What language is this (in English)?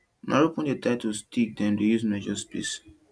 Nigerian Pidgin